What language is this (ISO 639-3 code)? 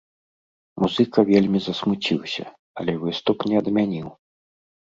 bel